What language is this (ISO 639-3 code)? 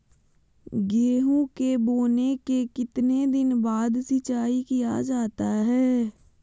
mag